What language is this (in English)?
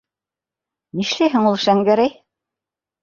Bashkir